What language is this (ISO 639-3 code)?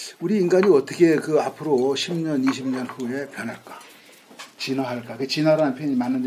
kor